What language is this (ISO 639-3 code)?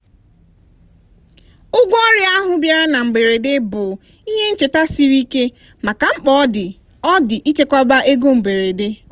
ibo